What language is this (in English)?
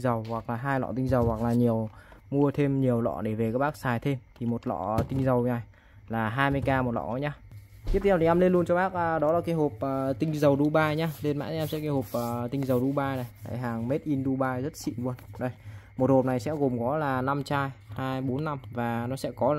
Vietnamese